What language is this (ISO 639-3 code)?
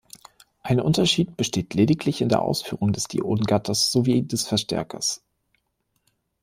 deu